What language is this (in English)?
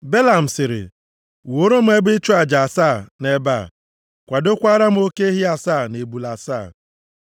Igbo